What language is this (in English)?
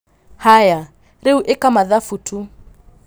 Kikuyu